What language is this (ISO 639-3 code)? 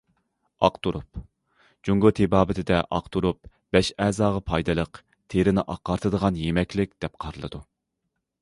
uig